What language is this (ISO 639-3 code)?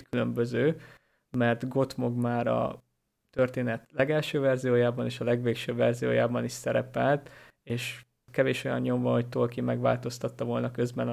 hun